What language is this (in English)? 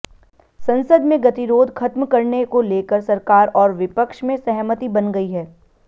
Hindi